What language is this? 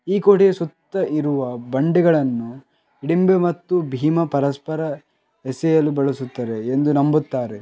Kannada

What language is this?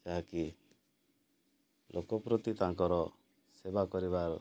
Odia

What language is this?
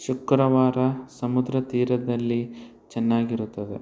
Kannada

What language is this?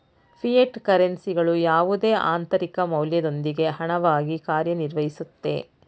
Kannada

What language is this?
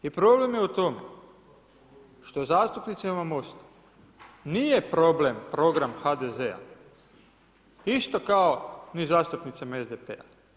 Croatian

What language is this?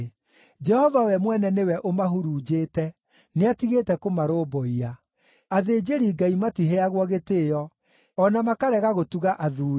Kikuyu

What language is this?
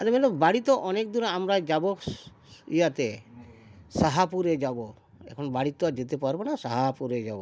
Santali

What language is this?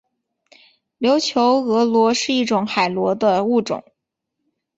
Chinese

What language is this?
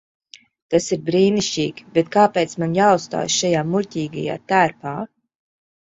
Latvian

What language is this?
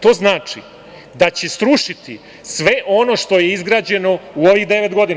Serbian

